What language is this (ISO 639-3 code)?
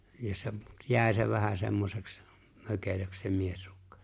fin